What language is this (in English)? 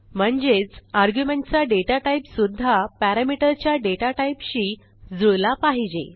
Marathi